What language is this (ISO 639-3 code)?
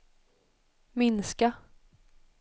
swe